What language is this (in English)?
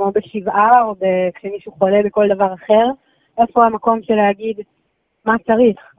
Hebrew